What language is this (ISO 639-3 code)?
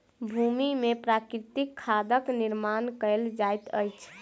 mai